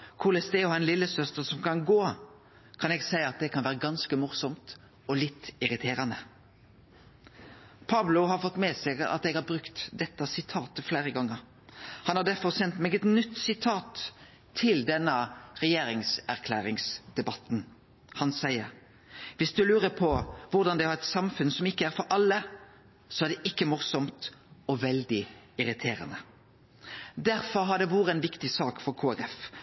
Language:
Norwegian Nynorsk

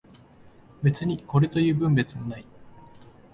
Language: Japanese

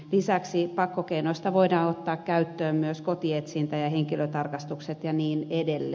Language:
Finnish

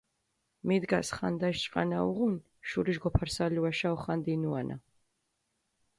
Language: Mingrelian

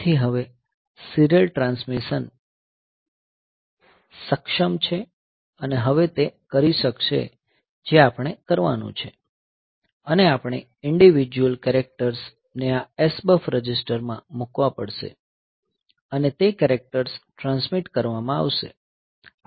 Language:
Gujarati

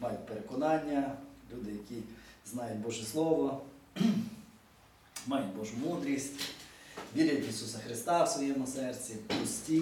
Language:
Ukrainian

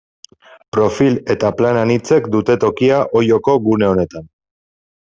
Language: Basque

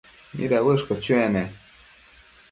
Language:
Matsés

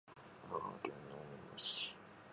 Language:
Japanese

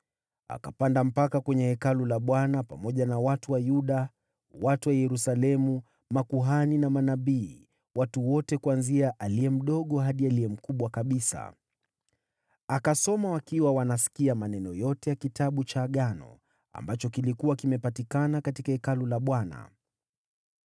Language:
Swahili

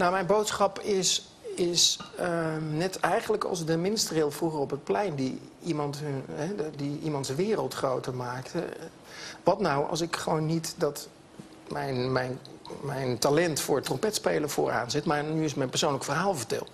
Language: Dutch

